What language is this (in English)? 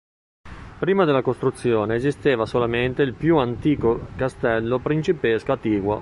Italian